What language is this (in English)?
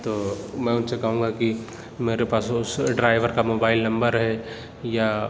Urdu